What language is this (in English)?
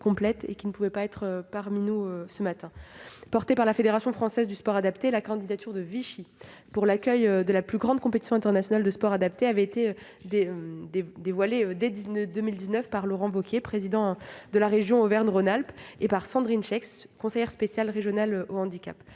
French